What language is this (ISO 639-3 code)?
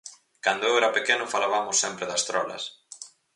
glg